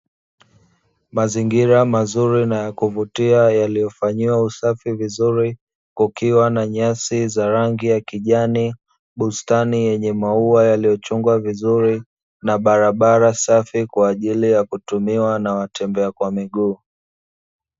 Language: Swahili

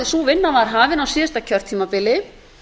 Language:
Icelandic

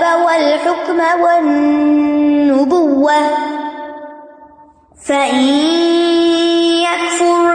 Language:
Urdu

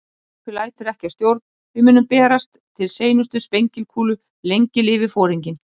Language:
Icelandic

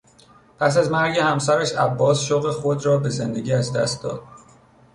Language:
Persian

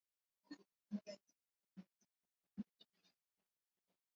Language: Swahili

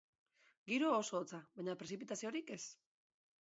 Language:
Basque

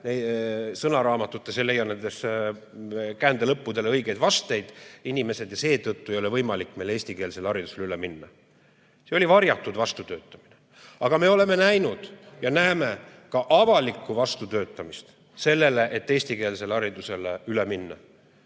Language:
Estonian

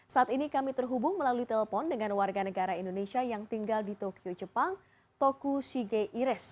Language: Indonesian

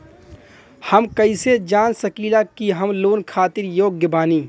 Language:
Bhojpuri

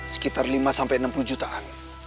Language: Indonesian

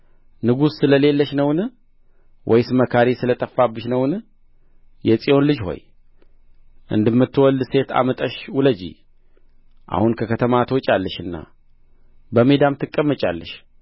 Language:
Amharic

